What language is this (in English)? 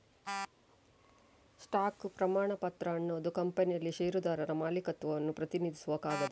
Kannada